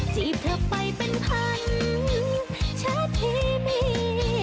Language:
Thai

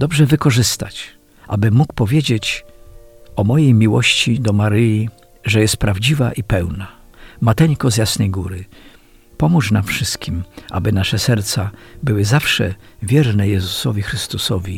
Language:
Polish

